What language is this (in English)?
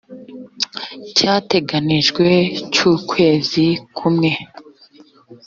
Kinyarwanda